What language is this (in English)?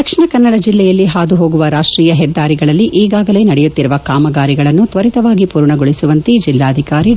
Kannada